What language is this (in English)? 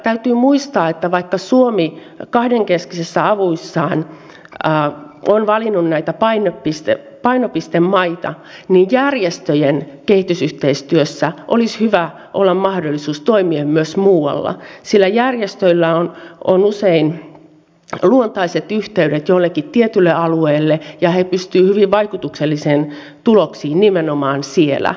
Finnish